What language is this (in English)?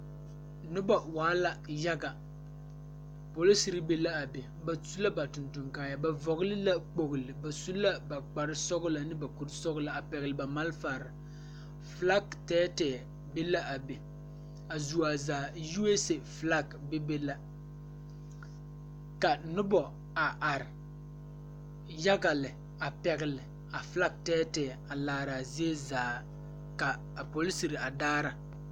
Southern Dagaare